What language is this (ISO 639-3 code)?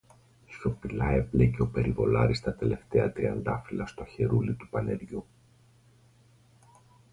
ell